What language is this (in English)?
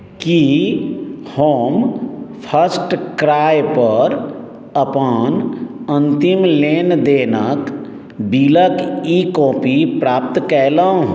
Maithili